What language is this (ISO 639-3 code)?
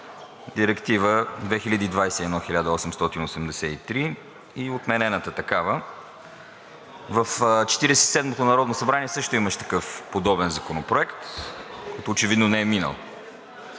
bul